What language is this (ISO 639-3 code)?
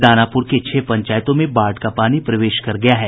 hin